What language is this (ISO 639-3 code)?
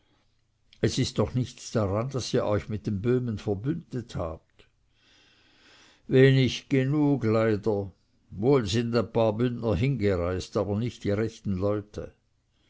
deu